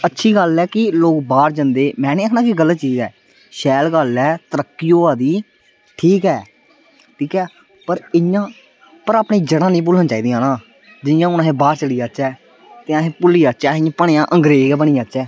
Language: Dogri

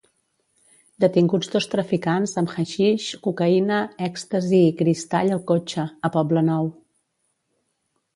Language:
Catalan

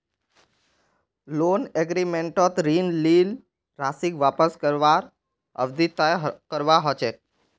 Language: Magahi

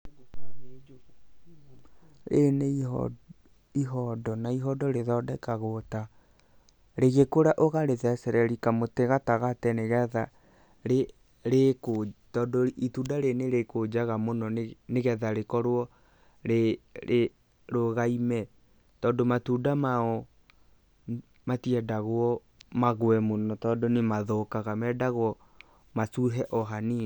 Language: Kikuyu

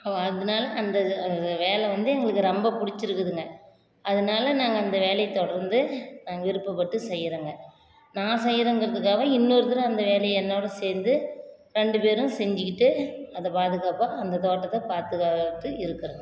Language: Tamil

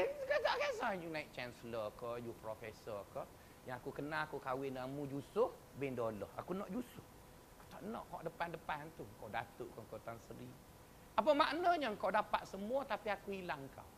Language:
Malay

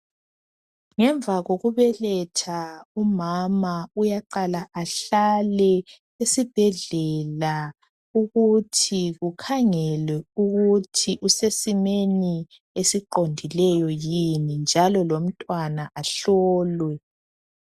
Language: North Ndebele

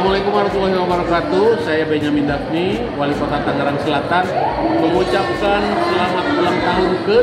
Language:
Indonesian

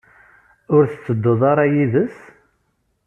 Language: Kabyle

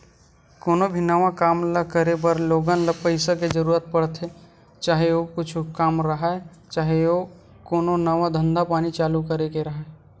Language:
Chhattisgarhi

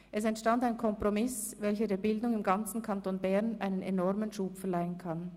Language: Swiss German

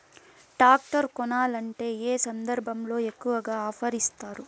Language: Telugu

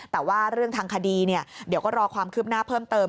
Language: Thai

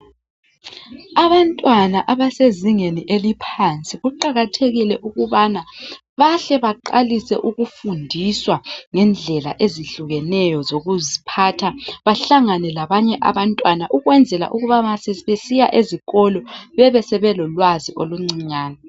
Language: North Ndebele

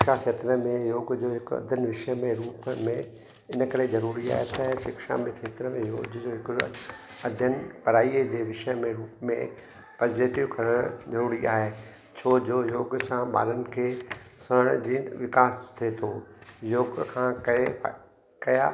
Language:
Sindhi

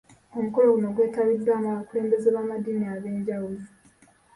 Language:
Ganda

